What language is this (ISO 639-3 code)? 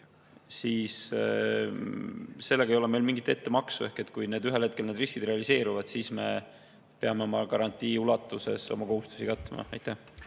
est